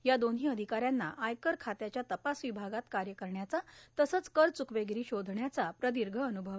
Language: Marathi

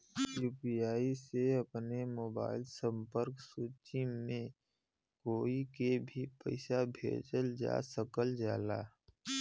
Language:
Bhojpuri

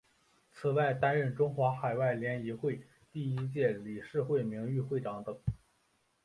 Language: Chinese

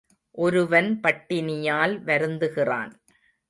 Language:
Tamil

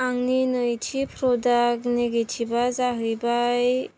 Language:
Bodo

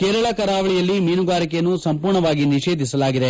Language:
Kannada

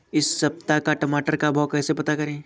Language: Hindi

